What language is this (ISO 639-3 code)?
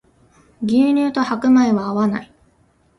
jpn